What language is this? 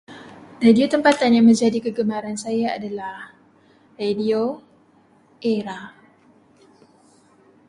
Malay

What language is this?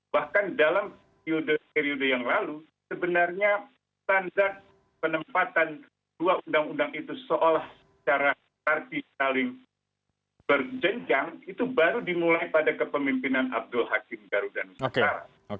Indonesian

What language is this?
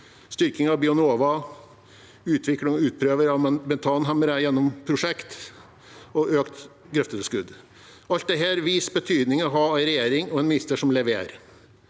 Norwegian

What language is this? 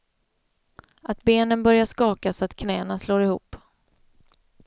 Swedish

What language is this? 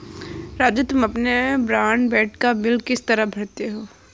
Hindi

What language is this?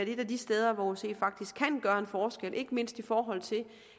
Danish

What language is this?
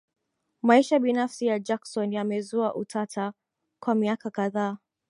Swahili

